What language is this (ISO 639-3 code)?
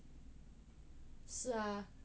eng